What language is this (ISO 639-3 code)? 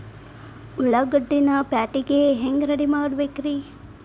kan